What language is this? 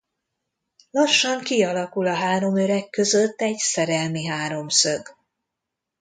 Hungarian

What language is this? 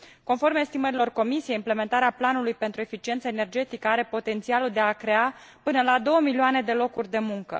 Romanian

